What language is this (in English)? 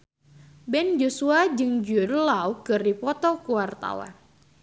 Sundanese